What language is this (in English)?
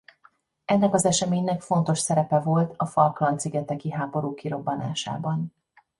Hungarian